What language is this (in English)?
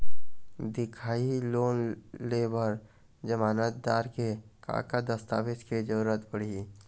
Chhattisgarhi